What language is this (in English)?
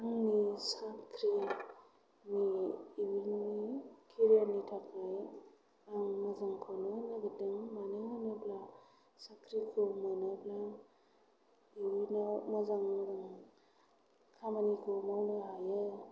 Bodo